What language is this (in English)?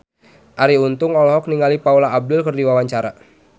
Sundanese